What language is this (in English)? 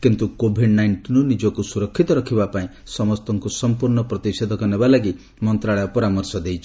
Odia